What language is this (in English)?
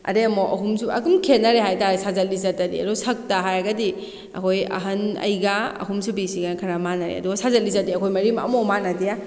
Manipuri